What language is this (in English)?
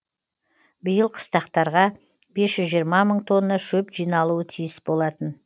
Kazakh